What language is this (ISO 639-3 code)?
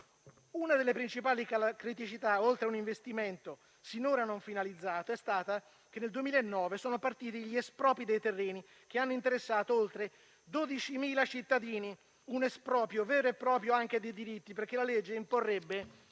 ita